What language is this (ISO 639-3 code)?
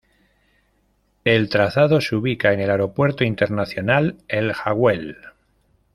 spa